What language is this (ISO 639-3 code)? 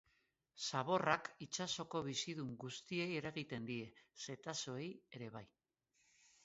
eus